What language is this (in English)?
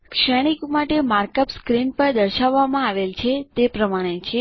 Gujarati